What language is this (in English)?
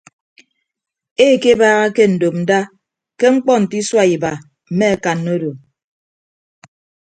Ibibio